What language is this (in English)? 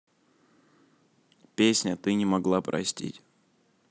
Russian